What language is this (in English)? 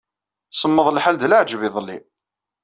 Kabyle